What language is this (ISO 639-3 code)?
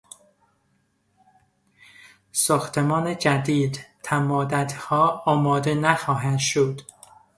fas